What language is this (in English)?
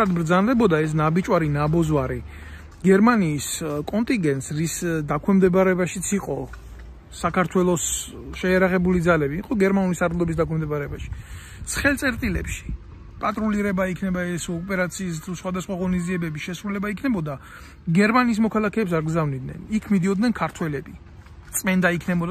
Romanian